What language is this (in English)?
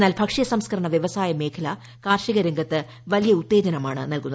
Malayalam